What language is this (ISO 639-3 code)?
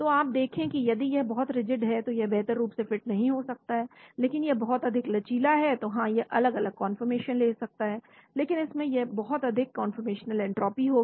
hin